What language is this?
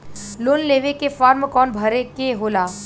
Bhojpuri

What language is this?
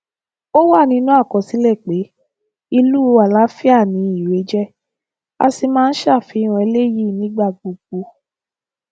Yoruba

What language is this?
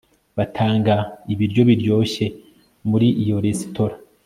Kinyarwanda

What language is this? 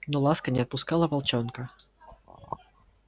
Russian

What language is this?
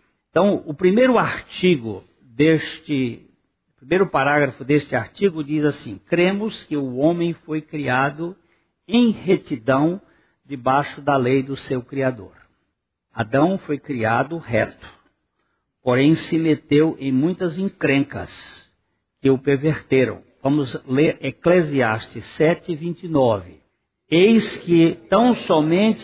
Portuguese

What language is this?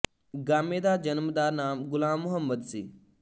Punjabi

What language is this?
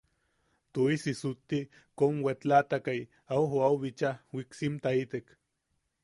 Yaqui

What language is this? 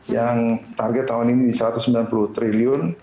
Indonesian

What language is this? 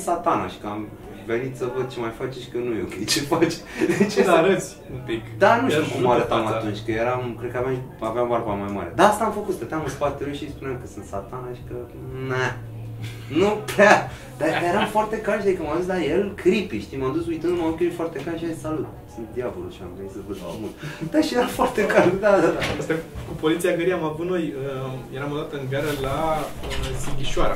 Romanian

